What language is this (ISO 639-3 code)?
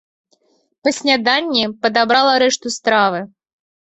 bel